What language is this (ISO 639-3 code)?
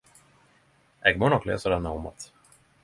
nno